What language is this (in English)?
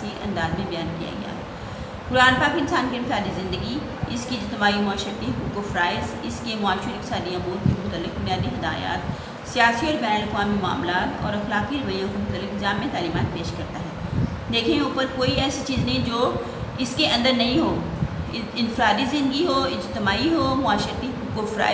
Hindi